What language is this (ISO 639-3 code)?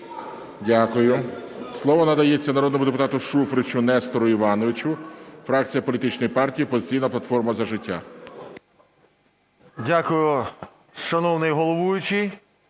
ukr